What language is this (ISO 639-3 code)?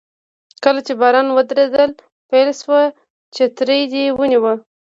pus